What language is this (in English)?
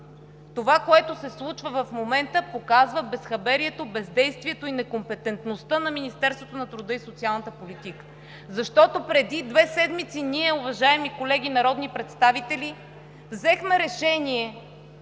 Bulgarian